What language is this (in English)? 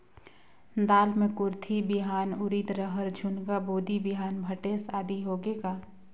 Chhattisgarhi